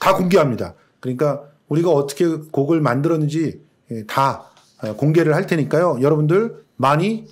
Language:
Korean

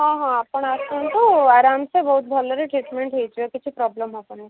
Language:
Odia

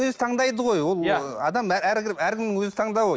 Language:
Kazakh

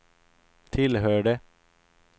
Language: Swedish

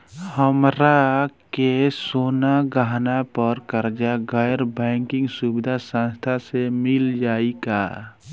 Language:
Bhojpuri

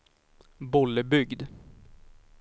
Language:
Swedish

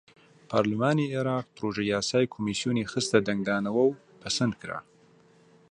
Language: Central Kurdish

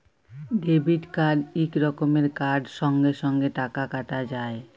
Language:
Bangla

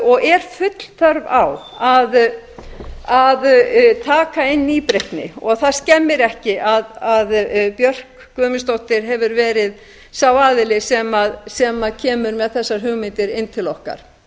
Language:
Icelandic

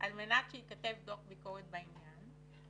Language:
Hebrew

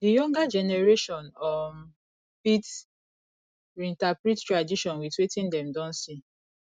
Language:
Nigerian Pidgin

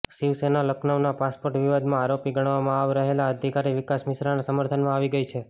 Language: Gujarati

